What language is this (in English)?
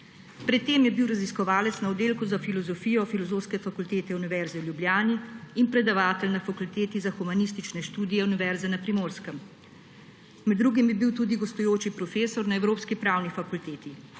Slovenian